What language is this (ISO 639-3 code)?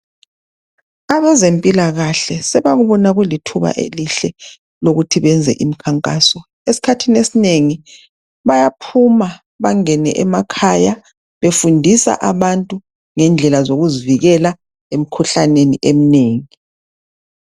nde